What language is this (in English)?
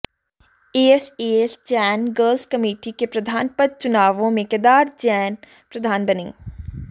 Hindi